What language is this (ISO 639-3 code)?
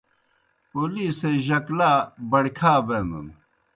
plk